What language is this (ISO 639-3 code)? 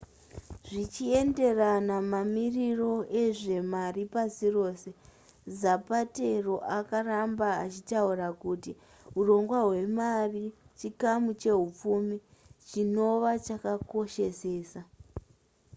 sna